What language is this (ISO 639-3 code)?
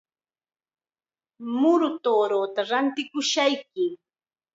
qxa